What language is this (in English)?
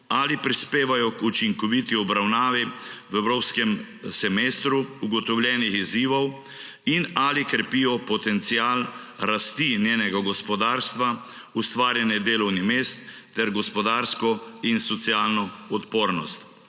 Slovenian